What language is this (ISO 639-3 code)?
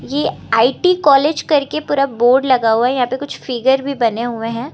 hin